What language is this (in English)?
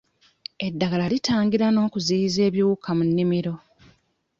Ganda